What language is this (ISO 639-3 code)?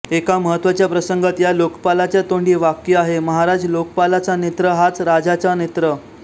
mar